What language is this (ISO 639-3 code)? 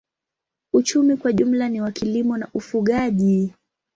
swa